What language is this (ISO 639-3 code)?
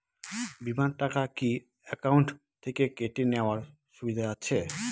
ben